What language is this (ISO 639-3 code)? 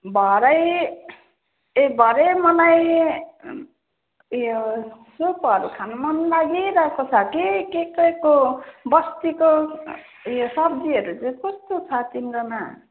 nep